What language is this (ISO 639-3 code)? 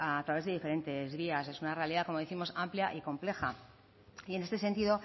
spa